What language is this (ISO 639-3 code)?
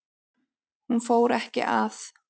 isl